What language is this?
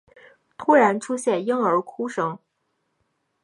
Chinese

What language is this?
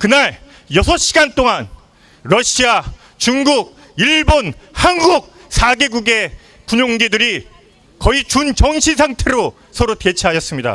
Korean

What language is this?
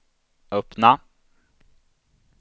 Swedish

